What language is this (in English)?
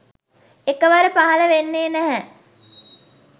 Sinhala